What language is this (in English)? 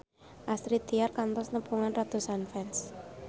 Sundanese